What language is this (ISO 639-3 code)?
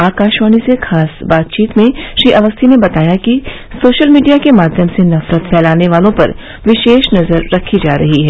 hin